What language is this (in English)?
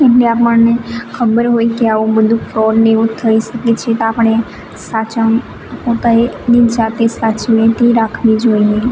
Gujarati